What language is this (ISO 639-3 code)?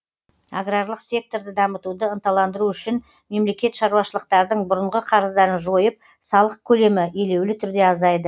kaz